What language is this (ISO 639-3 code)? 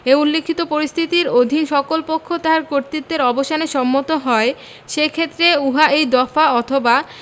ben